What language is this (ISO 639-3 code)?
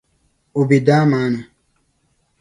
dag